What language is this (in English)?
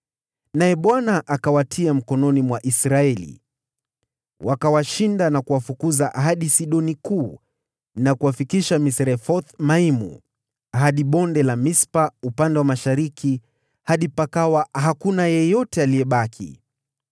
Swahili